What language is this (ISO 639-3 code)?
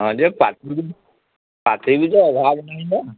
ori